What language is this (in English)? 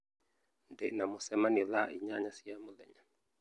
Kikuyu